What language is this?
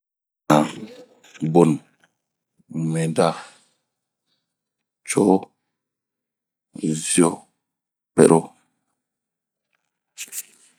Bomu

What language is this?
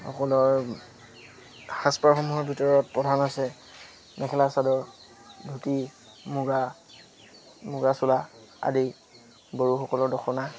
Assamese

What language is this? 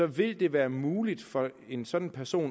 Danish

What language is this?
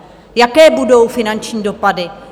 Czech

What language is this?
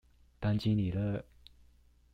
Chinese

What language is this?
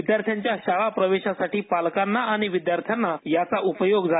Marathi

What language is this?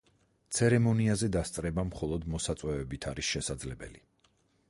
Georgian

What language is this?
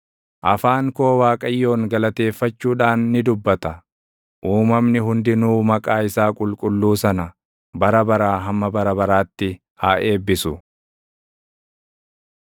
Oromo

